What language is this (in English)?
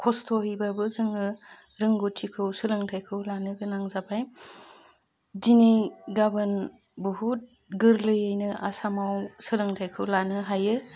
Bodo